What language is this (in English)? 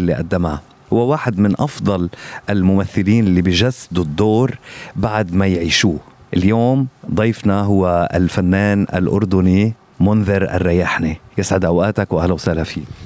Arabic